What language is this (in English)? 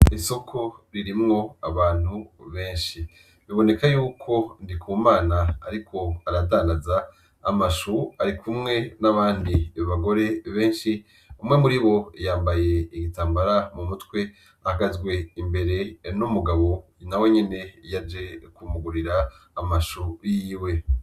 Rundi